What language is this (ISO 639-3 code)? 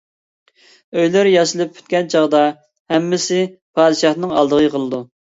uig